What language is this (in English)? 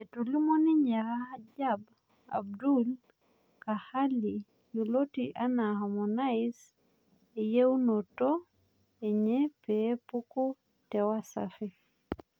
Masai